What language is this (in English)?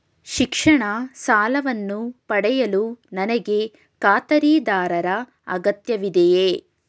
Kannada